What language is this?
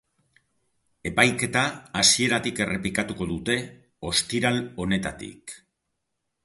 Basque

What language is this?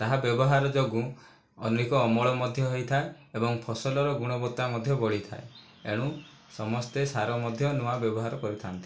Odia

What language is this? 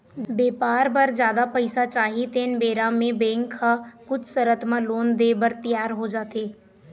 Chhattisgarhi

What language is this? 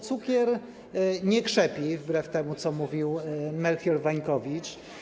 Polish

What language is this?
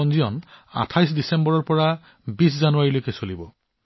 Assamese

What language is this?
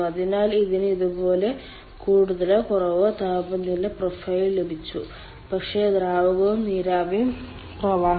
Malayalam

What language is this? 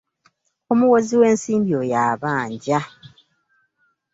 Ganda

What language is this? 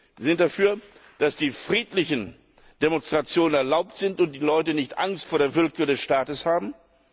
German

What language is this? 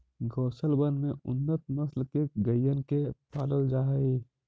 Magahi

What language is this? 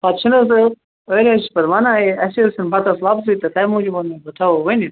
Kashmiri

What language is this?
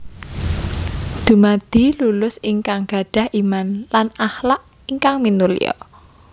Javanese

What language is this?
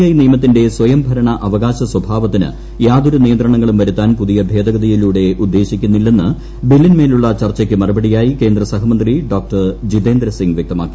Malayalam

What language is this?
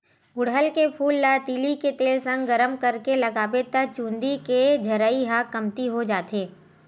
Chhattisgarhi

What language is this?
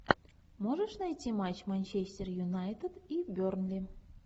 Russian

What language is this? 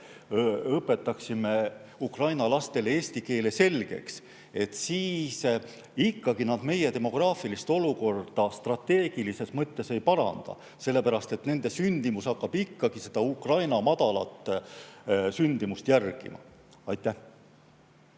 Estonian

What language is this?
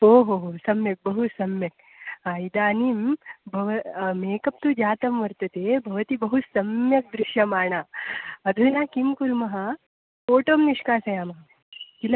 Sanskrit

